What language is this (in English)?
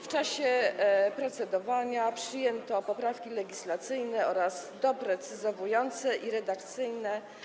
Polish